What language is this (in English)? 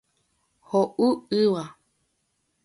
Guarani